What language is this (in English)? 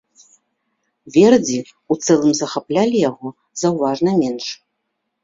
Belarusian